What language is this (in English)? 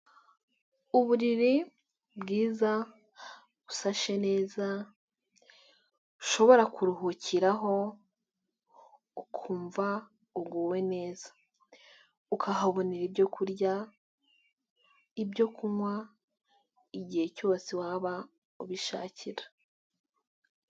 Kinyarwanda